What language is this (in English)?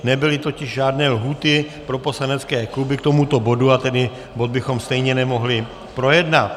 Czech